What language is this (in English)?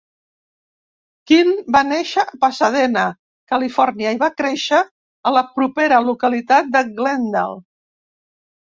Catalan